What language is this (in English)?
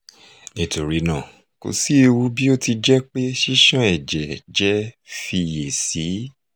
Yoruba